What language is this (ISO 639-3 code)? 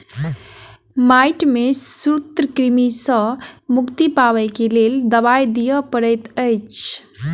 mai